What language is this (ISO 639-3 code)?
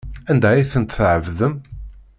kab